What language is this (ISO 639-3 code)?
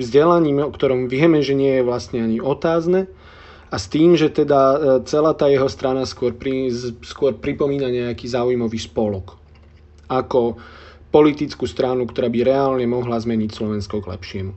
slk